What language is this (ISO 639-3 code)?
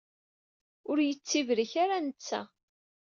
kab